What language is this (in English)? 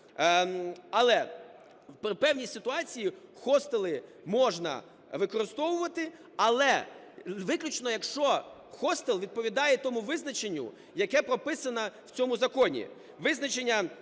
Ukrainian